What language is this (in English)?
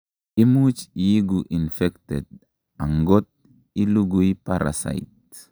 Kalenjin